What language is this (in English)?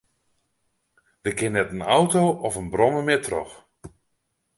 Western Frisian